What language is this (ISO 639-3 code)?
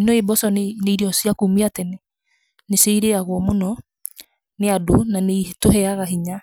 kik